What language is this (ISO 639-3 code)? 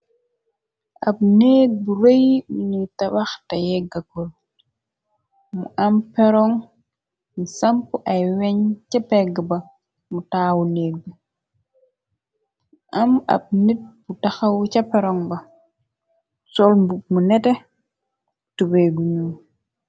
wol